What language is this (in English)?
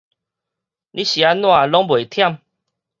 Min Nan Chinese